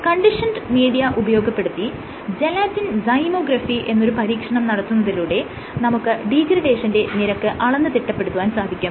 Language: Malayalam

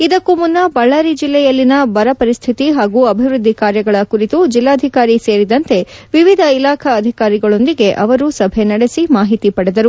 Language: Kannada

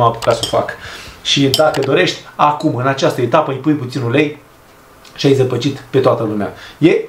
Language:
Romanian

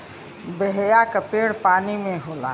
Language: Bhojpuri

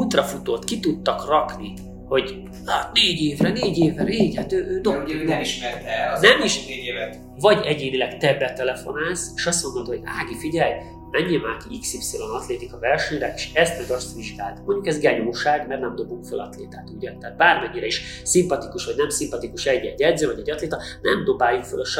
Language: Hungarian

